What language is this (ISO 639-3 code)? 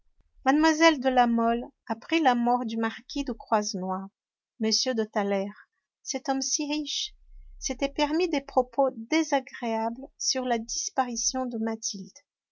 fra